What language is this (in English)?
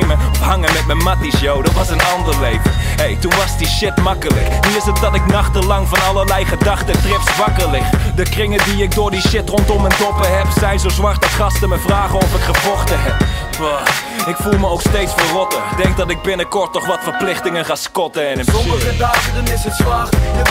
Dutch